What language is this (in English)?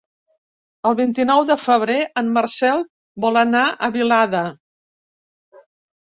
Catalan